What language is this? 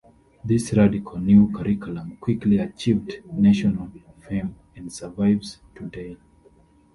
English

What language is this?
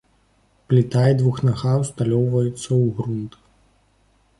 Belarusian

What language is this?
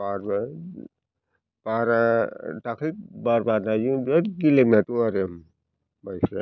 Bodo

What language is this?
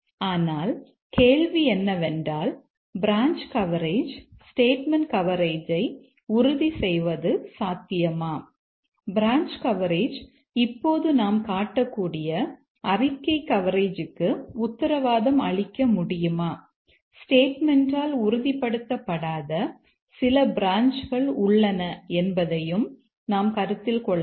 Tamil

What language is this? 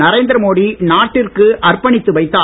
Tamil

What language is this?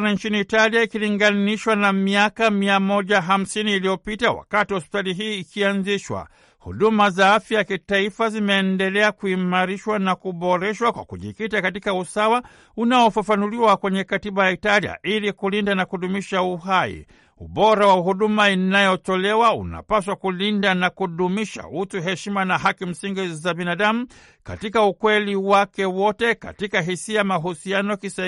Swahili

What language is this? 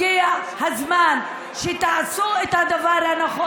Hebrew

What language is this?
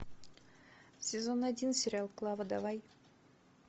Russian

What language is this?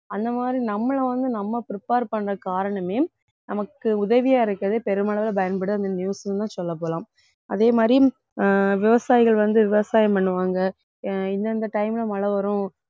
Tamil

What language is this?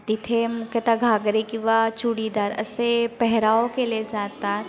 Marathi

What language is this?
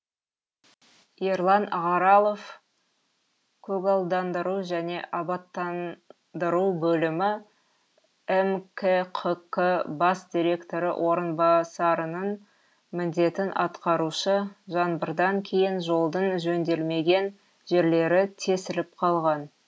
Kazakh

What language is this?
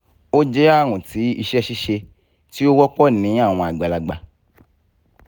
Yoruba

